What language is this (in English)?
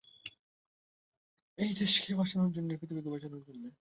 Bangla